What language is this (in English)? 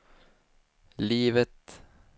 Swedish